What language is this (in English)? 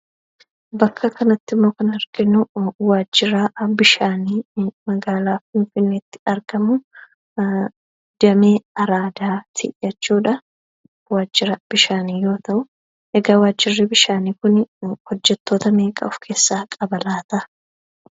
Oromo